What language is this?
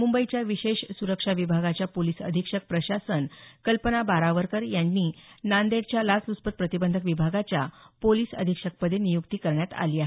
Marathi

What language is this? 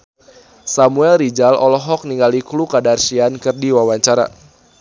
Sundanese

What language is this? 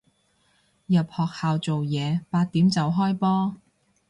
Cantonese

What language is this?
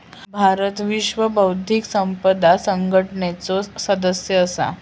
Marathi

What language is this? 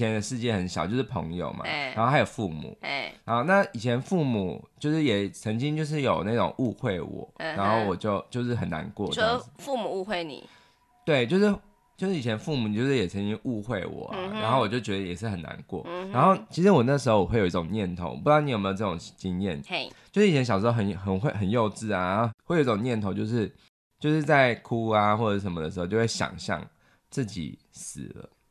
Chinese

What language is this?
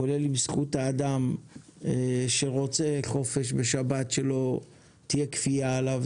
Hebrew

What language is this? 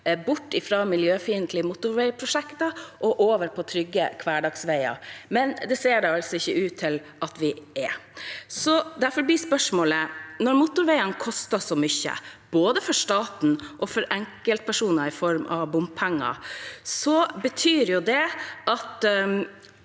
Norwegian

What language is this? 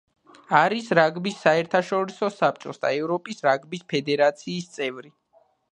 Georgian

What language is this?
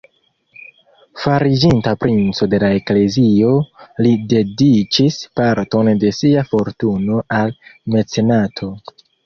Esperanto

